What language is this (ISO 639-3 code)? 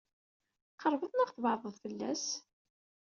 kab